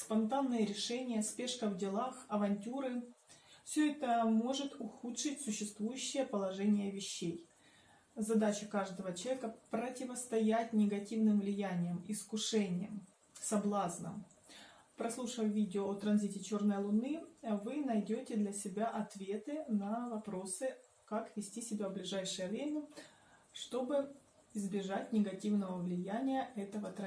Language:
Russian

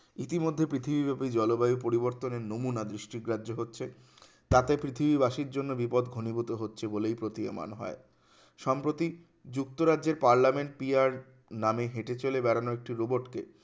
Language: Bangla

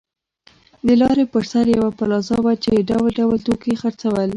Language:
Pashto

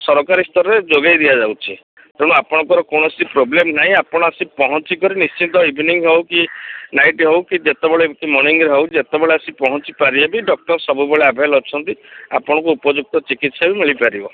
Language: Odia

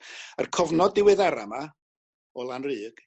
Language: Welsh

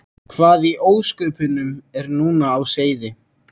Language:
Icelandic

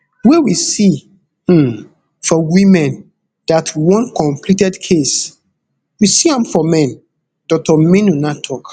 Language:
Nigerian Pidgin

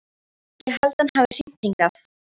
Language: Icelandic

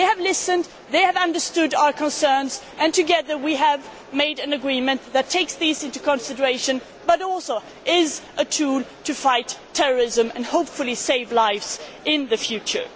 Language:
English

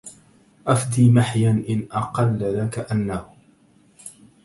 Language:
Arabic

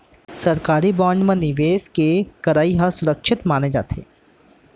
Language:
Chhattisgarhi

